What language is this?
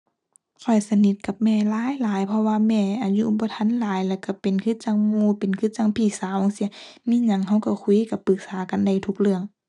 Thai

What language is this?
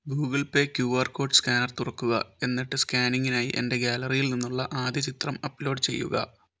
Malayalam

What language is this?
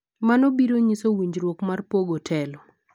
Luo (Kenya and Tanzania)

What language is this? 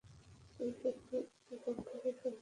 Bangla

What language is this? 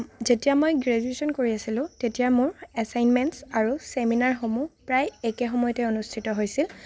Assamese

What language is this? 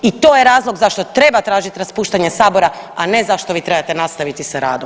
Croatian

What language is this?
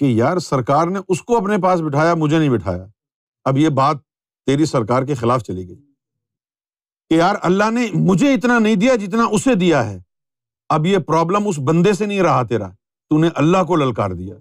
Urdu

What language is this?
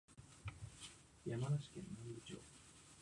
Japanese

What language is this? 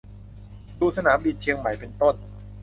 Thai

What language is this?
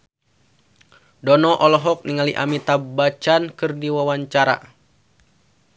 Sundanese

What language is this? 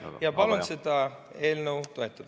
Estonian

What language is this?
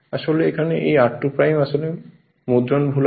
Bangla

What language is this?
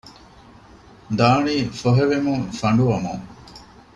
Divehi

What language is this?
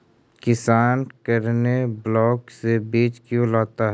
Magahi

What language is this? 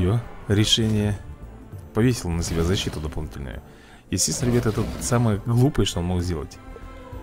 Russian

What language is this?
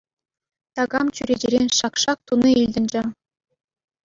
Chuvash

